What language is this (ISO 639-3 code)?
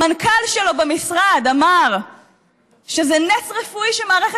heb